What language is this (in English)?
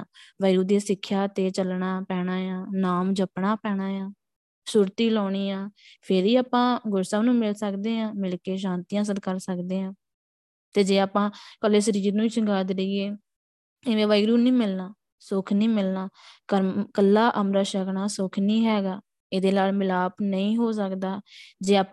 Punjabi